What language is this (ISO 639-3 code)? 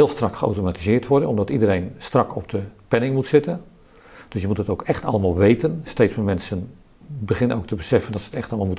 nld